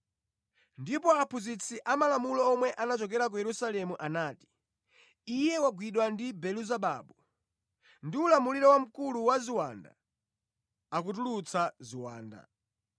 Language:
Nyanja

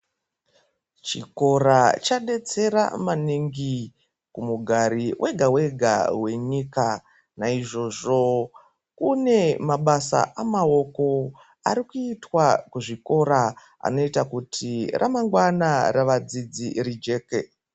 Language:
Ndau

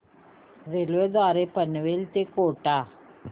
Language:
Marathi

